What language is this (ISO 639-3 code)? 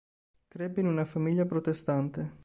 ita